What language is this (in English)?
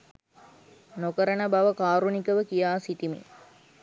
Sinhala